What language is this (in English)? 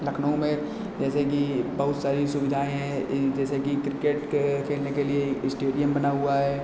Hindi